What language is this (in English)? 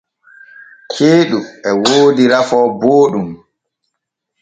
Borgu Fulfulde